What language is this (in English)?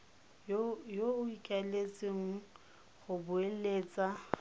Tswana